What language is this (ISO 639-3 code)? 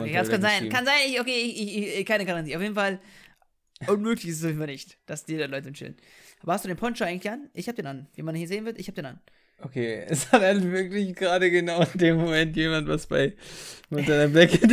deu